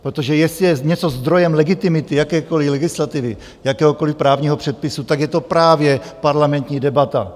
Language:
Czech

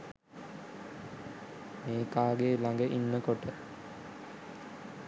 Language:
Sinhala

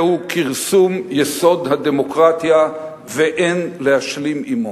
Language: Hebrew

